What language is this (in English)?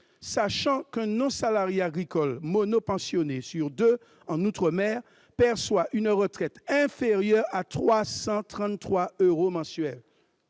French